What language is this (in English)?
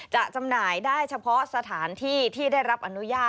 Thai